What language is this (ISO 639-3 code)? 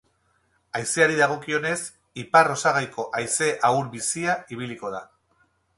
eus